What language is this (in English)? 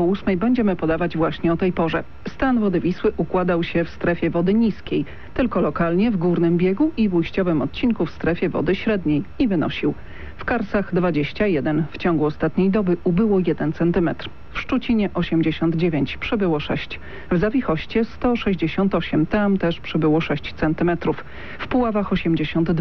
Polish